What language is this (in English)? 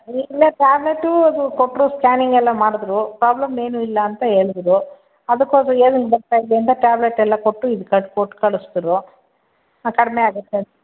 Kannada